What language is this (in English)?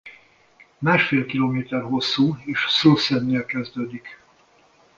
Hungarian